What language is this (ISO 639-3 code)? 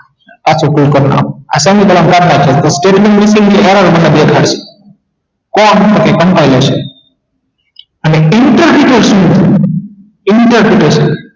guj